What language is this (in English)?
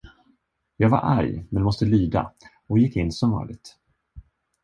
Swedish